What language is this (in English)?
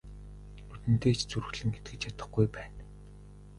Mongolian